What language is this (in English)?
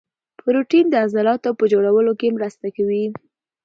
Pashto